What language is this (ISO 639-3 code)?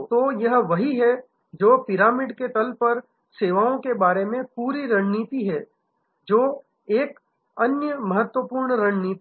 hin